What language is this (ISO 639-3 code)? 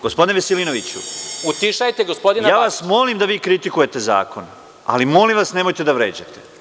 srp